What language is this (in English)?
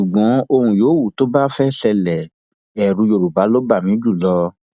Yoruba